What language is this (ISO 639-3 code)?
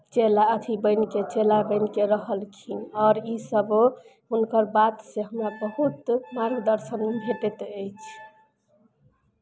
mai